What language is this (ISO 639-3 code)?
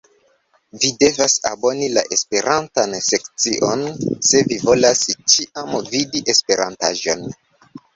epo